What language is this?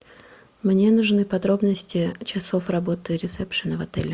Russian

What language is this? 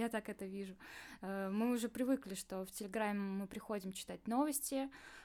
Russian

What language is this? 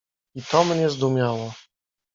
Polish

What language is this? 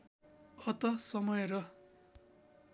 Nepali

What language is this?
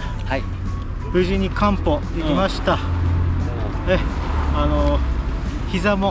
Japanese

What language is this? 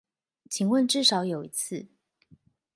Chinese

